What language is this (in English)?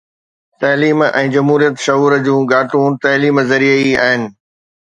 Sindhi